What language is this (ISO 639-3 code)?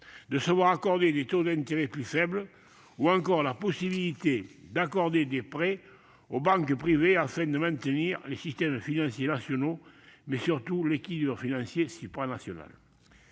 fra